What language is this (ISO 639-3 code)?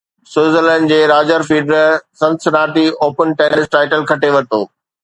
snd